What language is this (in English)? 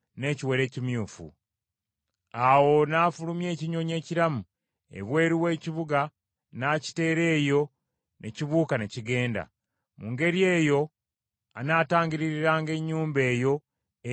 Ganda